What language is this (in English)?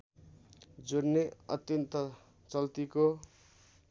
Nepali